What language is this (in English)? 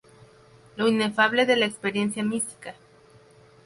Spanish